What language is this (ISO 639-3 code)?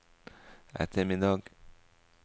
nor